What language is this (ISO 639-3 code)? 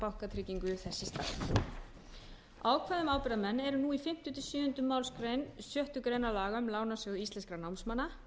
isl